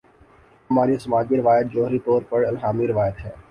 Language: Urdu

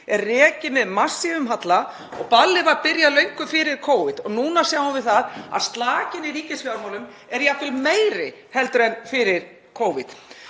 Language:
Icelandic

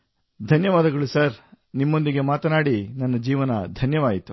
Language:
Kannada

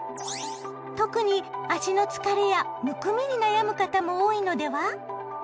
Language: Japanese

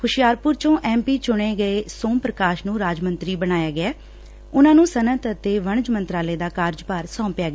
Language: Punjabi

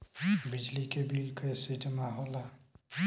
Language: Bhojpuri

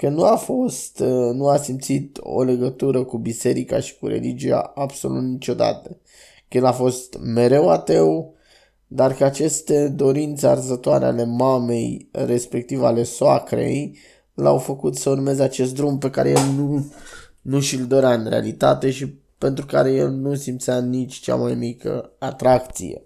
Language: Romanian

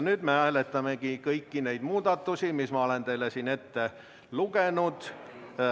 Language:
Estonian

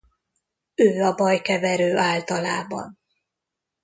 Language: Hungarian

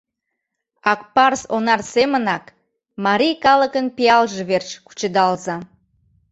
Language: Mari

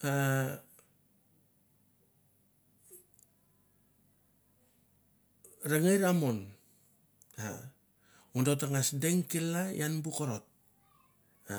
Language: Mandara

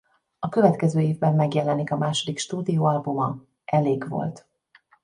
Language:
Hungarian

